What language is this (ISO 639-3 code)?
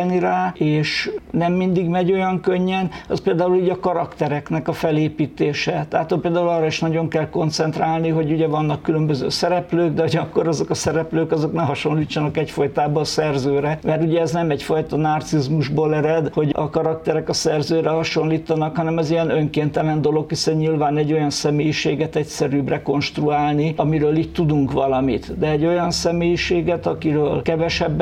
hun